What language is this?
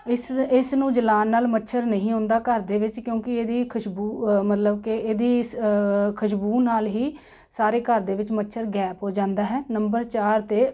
Punjabi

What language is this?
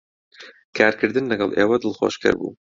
Central Kurdish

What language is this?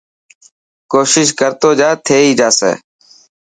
Dhatki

